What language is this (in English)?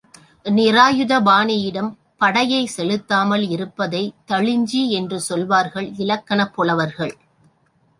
Tamil